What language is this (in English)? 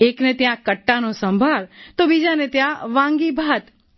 Gujarati